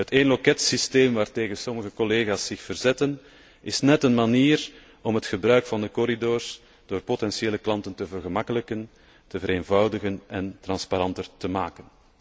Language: Dutch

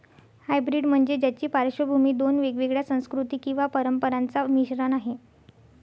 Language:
Marathi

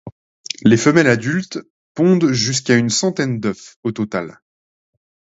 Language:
French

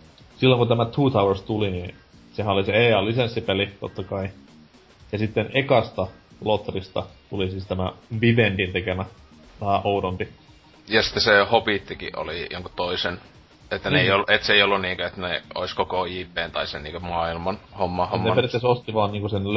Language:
Finnish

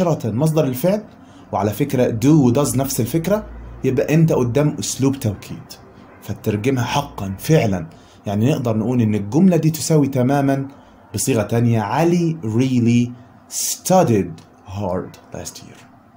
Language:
Arabic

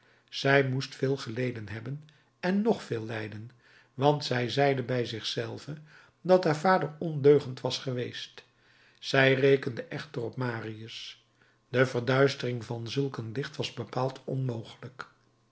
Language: Dutch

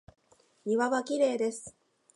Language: Japanese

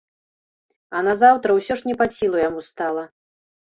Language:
Belarusian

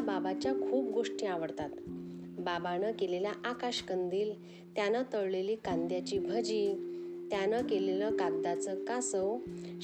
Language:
Marathi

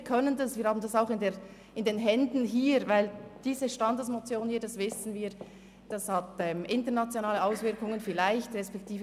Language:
Swiss German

